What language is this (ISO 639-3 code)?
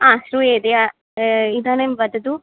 san